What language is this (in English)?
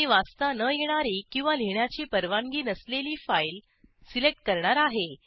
Marathi